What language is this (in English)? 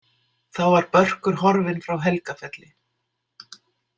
Icelandic